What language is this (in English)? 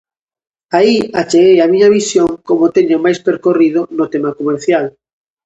Galician